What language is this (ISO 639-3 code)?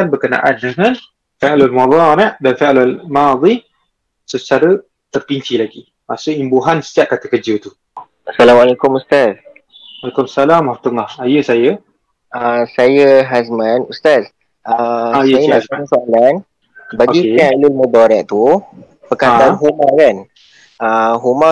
msa